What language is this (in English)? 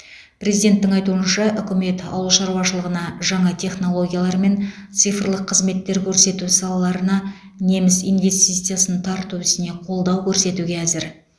Kazakh